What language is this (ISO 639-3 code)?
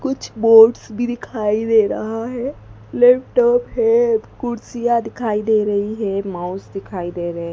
hin